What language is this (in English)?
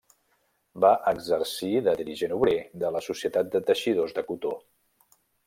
Catalan